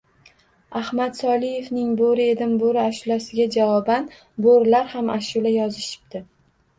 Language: Uzbek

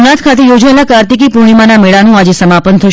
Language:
Gujarati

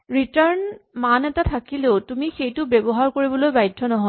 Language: Assamese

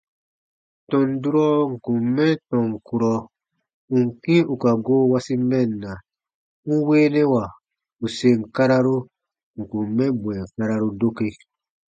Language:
Baatonum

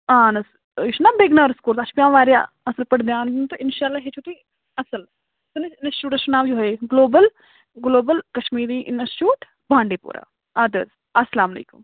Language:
Kashmiri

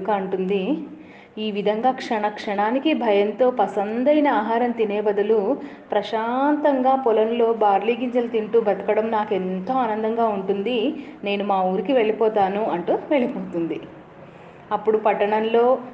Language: Telugu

